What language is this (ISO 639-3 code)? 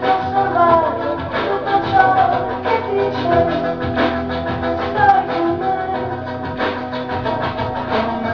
bul